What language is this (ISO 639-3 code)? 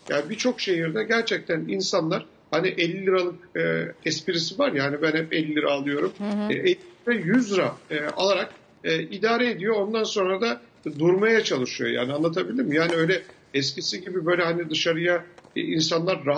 tur